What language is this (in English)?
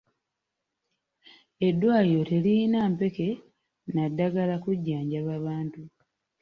Ganda